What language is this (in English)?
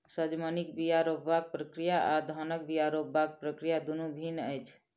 Maithili